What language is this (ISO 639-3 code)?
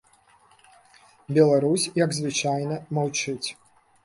bel